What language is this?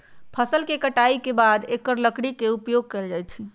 Magahi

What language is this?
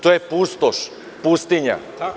Serbian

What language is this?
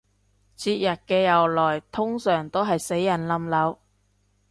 Cantonese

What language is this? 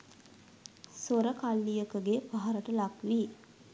Sinhala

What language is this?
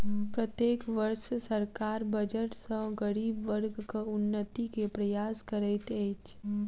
Maithili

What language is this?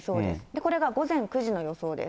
Japanese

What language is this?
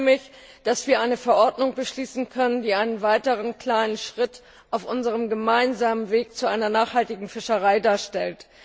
German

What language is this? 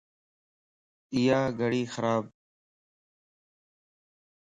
Lasi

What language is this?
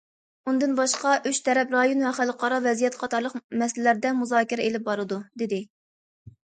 Uyghur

